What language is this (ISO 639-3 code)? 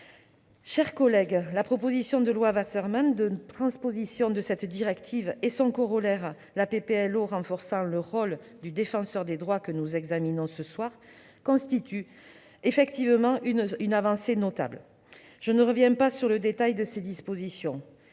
fra